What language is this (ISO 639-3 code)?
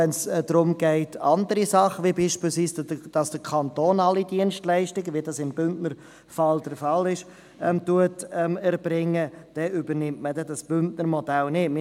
gsw